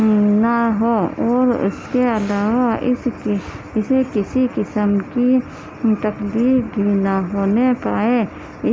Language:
Urdu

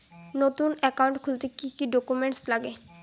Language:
Bangla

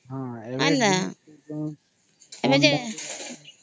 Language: Odia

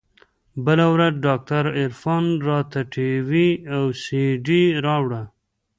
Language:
Pashto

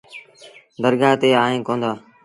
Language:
Sindhi Bhil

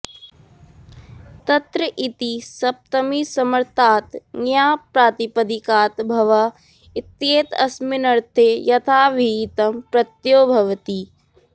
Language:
Sanskrit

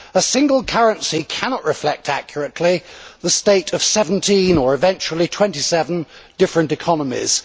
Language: English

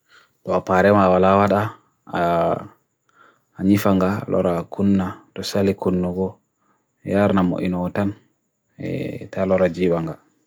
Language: Bagirmi Fulfulde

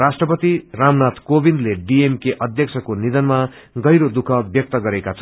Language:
Nepali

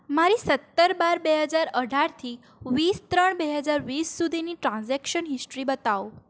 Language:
Gujarati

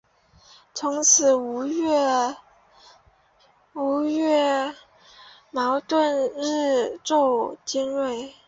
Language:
Chinese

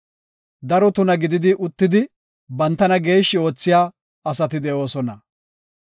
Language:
Gofa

